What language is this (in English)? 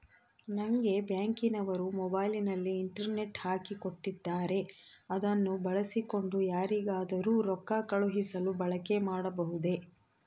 Kannada